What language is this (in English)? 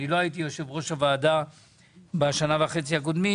Hebrew